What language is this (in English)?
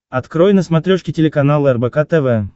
Russian